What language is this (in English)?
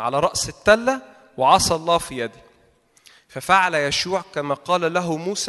Arabic